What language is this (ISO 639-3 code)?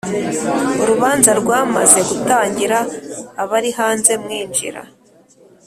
kin